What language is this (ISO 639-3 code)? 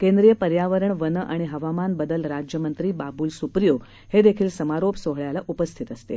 mar